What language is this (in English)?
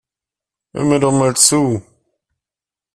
German